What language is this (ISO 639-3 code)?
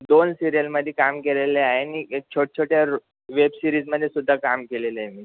mar